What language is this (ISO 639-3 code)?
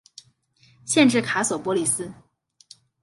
zho